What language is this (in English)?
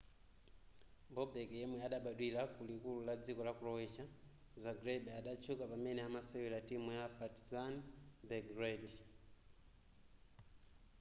Nyanja